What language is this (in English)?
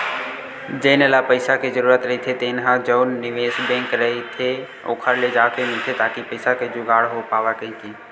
Chhattisgarhi